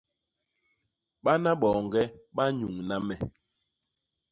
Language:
Basaa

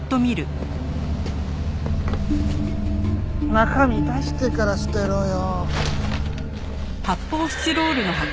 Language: Japanese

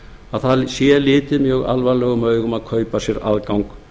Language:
Icelandic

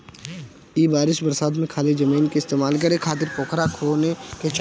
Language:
Bhojpuri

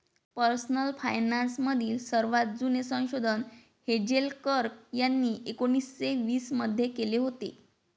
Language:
Marathi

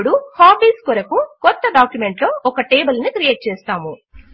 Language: Telugu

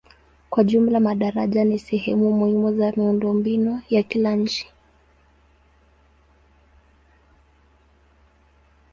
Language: Swahili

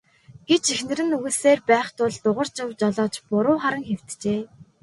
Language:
Mongolian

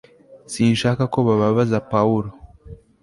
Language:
Kinyarwanda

